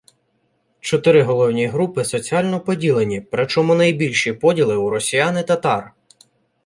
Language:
Ukrainian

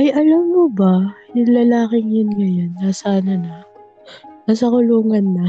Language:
Filipino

